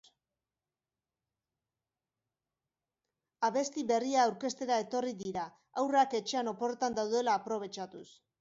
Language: Basque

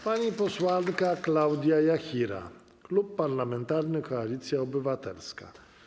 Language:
Polish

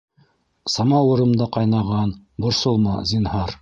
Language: Bashkir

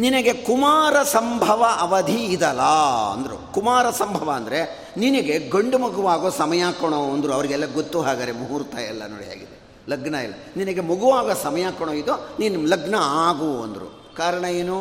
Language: Kannada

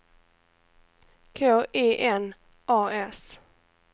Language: Swedish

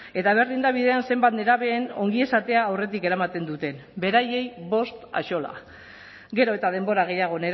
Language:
Basque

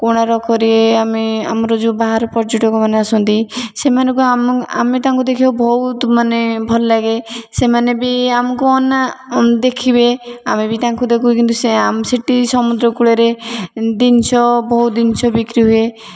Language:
Odia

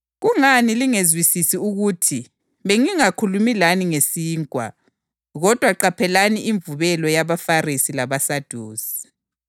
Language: North Ndebele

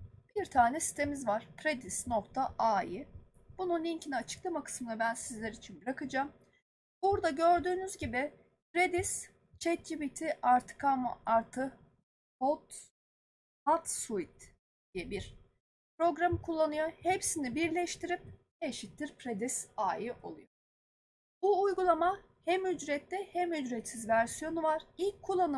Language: Turkish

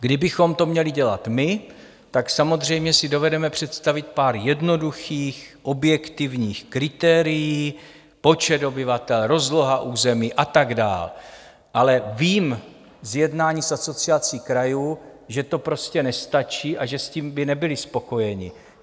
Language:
Czech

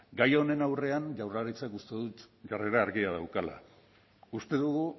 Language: Basque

